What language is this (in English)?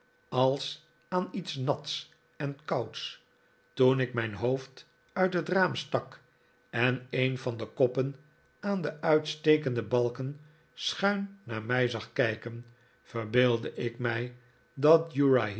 Dutch